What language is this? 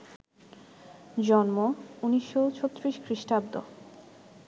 Bangla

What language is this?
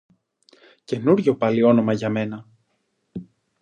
Greek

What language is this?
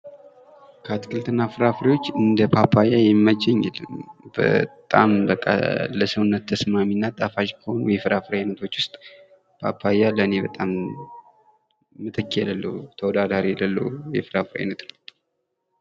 Amharic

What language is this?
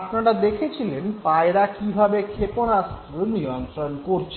Bangla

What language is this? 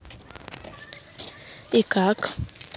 Russian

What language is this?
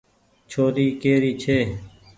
Goaria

